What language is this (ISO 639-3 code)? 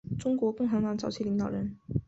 zho